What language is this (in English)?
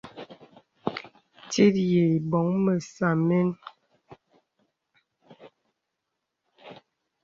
Bebele